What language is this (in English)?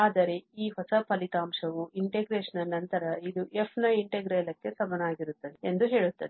Kannada